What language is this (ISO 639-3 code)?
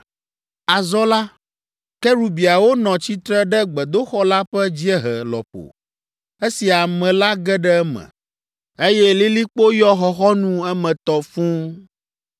ewe